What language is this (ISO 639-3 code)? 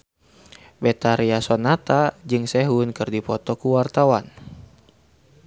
sun